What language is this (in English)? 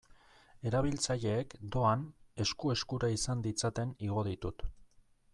Basque